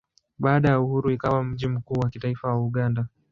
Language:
Swahili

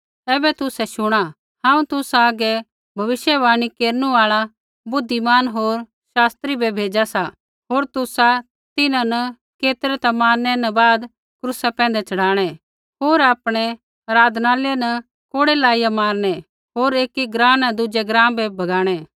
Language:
Kullu Pahari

